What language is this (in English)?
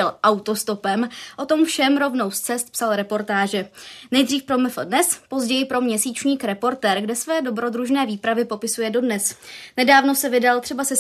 Czech